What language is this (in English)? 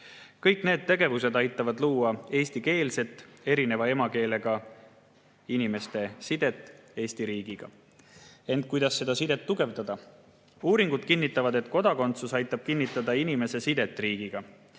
Estonian